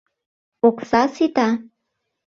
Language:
Mari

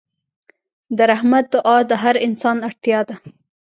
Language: Pashto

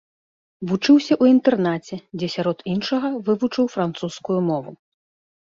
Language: Belarusian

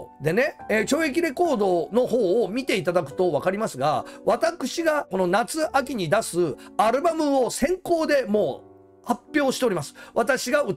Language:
Japanese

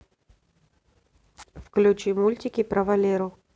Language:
Russian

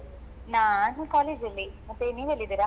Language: Kannada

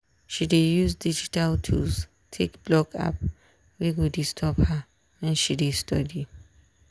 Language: Nigerian Pidgin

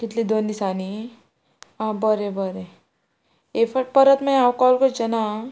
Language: Konkani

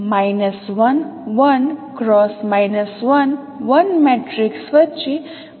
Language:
Gujarati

